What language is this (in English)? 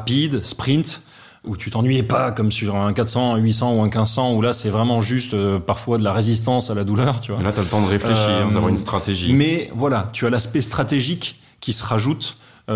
French